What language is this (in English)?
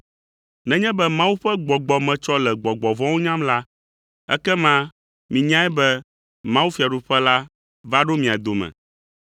Ewe